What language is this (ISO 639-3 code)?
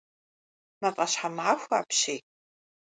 kbd